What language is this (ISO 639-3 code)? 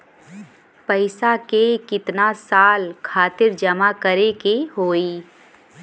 bho